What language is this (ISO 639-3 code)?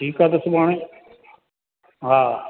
snd